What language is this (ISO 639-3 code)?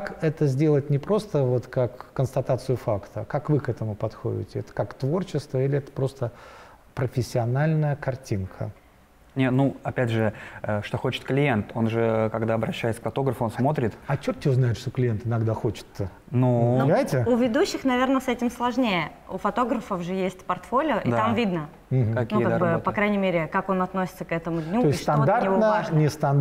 rus